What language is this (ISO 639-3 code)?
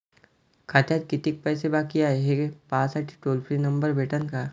mar